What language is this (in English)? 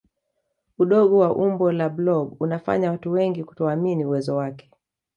Swahili